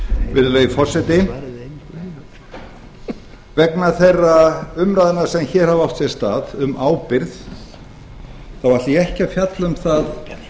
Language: Icelandic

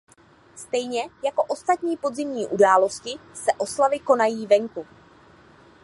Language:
Czech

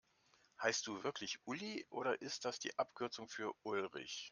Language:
German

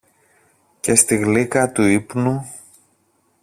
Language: Greek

